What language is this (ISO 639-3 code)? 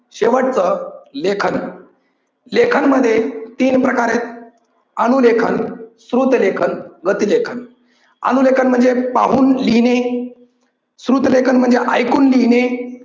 mar